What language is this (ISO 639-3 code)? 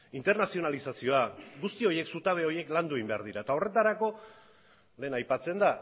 eus